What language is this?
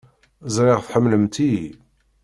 Kabyle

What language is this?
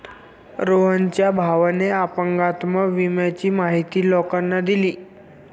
Marathi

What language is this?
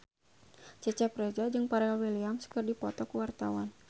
Sundanese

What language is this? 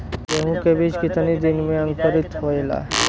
Bhojpuri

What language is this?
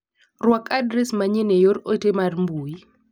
Luo (Kenya and Tanzania)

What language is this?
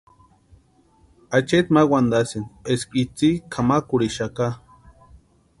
Western Highland Purepecha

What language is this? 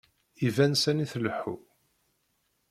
Kabyle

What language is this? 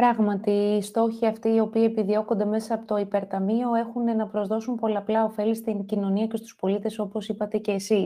Greek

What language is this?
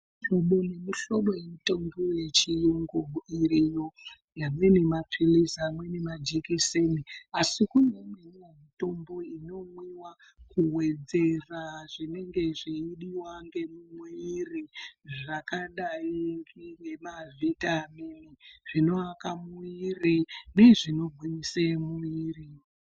Ndau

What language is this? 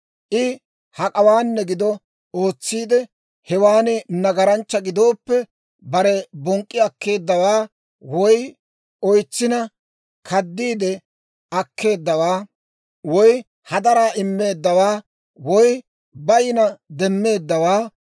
Dawro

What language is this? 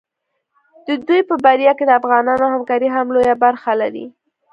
Pashto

